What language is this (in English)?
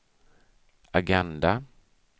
Swedish